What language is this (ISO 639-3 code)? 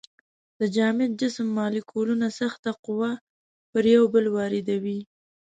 pus